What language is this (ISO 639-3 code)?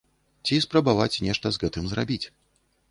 bel